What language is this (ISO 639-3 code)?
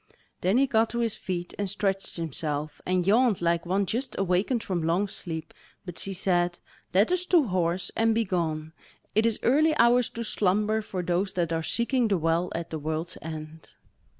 eng